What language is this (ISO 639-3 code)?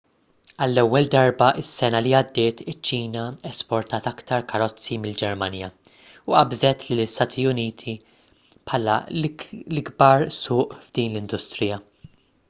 mlt